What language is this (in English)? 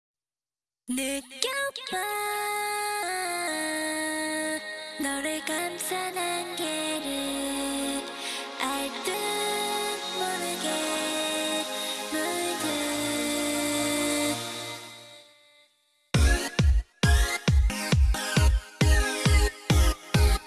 Korean